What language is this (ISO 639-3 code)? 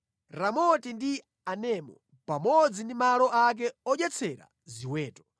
nya